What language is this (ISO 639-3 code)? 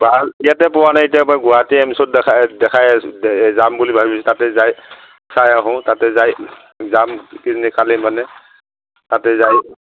asm